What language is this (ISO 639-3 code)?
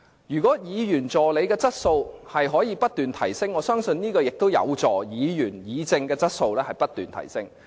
yue